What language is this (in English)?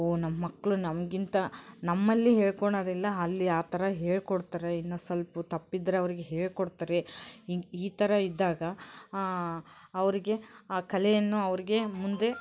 Kannada